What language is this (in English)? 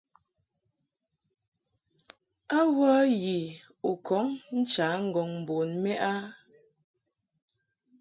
Mungaka